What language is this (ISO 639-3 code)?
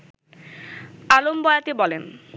ben